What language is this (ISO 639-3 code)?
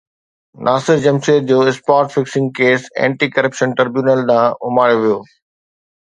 snd